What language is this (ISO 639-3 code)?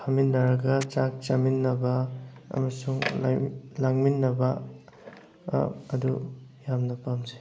mni